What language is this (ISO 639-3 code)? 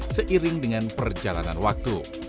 ind